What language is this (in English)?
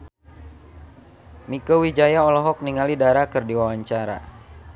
Sundanese